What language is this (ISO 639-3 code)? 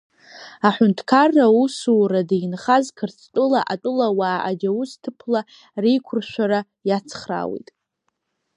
abk